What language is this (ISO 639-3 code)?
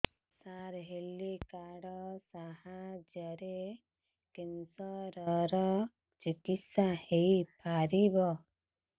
ori